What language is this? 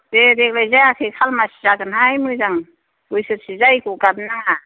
Bodo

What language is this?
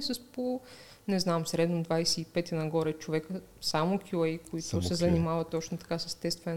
Bulgarian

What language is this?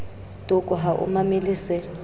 Southern Sotho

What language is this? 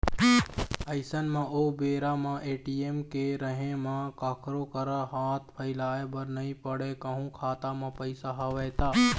Chhattisgarhi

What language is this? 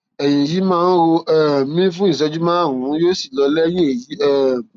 Yoruba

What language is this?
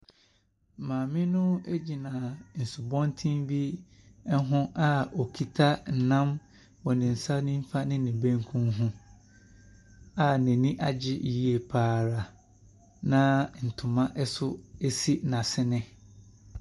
Akan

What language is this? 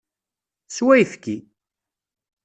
Kabyle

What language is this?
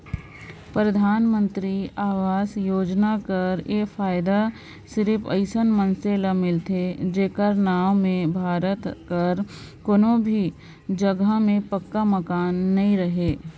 Chhattisgarhi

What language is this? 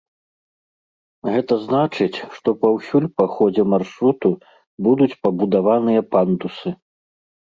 Belarusian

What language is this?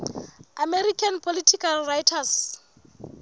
Southern Sotho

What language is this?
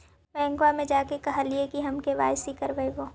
Magahi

